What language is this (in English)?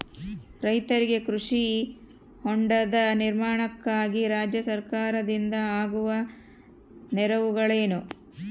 Kannada